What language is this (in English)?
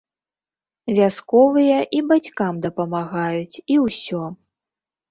Belarusian